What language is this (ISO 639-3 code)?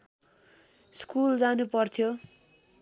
nep